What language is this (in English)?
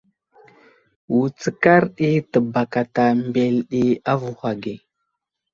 Wuzlam